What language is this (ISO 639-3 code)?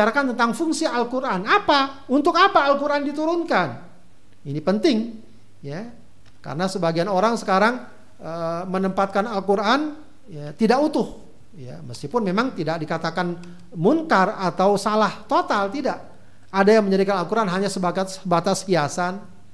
ind